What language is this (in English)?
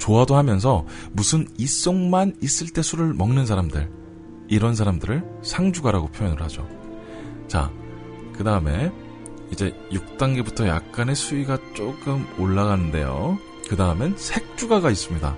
Korean